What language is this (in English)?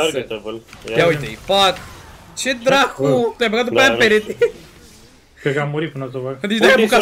Romanian